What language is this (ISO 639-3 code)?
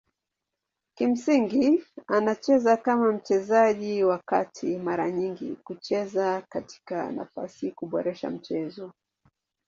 swa